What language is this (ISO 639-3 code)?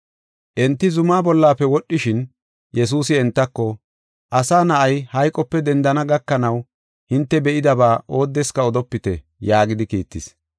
gof